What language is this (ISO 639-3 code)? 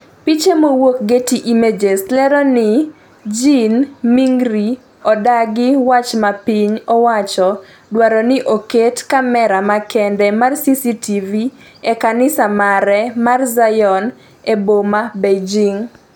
luo